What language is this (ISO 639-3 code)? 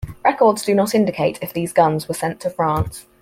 eng